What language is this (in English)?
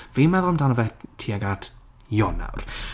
Welsh